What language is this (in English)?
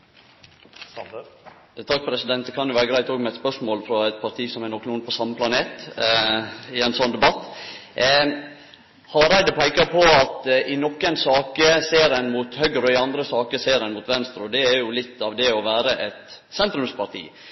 Norwegian Nynorsk